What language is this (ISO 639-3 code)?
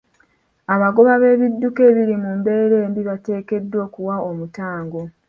lug